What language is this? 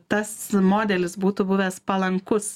Lithuanian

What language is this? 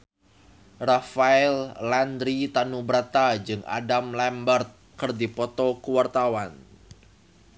Sundanese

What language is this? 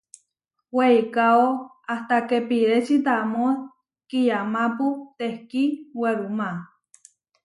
Huarijio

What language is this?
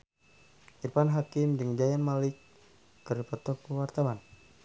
Sundanese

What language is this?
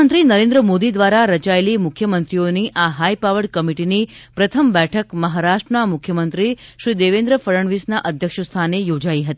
Gujarati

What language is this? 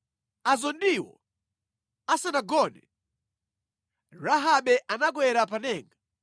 Nyanja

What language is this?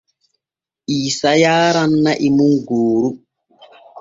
Borgu Fulfulde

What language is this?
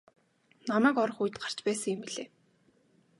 Mongolian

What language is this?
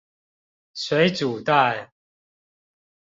Chinese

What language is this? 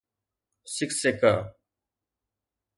Sindhi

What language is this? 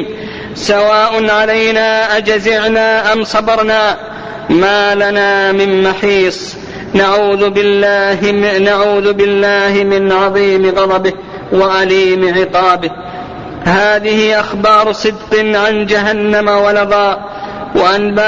Arabic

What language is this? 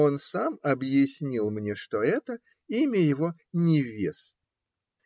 Russian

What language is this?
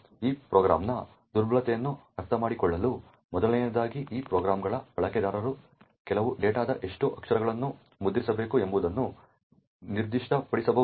Kannada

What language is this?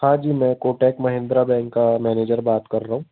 Hindi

